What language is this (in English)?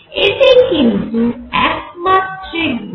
Bangla